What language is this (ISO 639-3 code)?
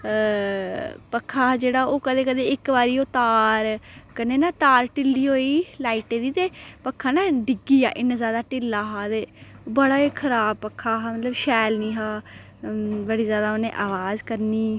doi